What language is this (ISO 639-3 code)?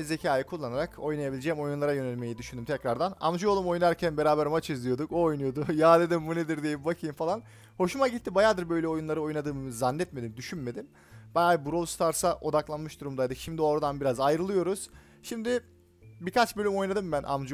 tur